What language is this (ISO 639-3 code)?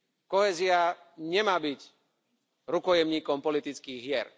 slk